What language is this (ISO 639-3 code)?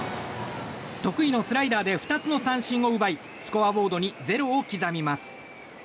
jpn